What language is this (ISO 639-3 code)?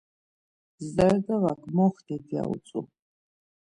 lzz